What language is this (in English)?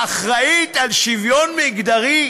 Hebrew